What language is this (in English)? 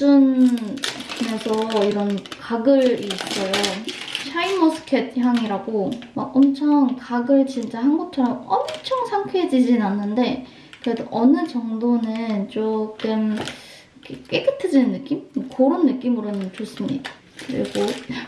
Korean